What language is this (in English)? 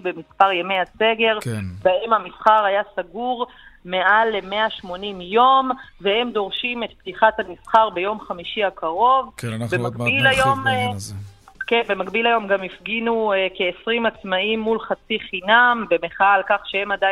Hebrew